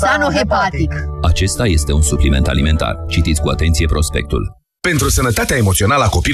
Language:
Romanian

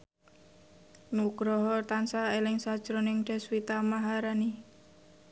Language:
Javanese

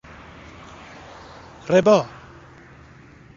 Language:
Persian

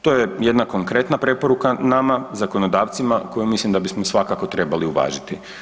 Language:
Croatian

